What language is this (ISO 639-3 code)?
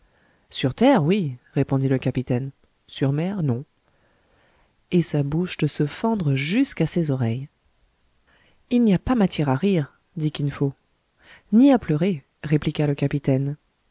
fra